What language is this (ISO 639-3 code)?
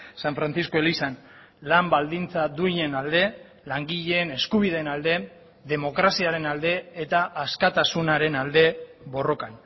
eus